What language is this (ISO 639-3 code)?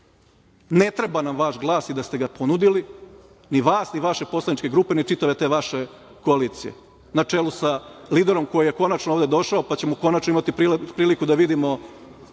srp